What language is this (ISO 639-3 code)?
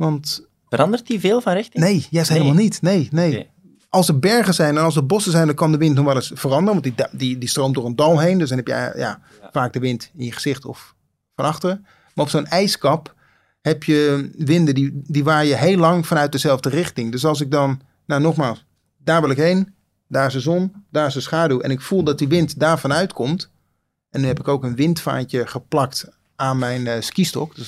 nld